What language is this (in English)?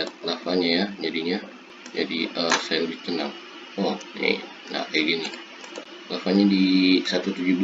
Indonesian